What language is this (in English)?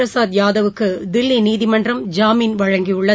Tamil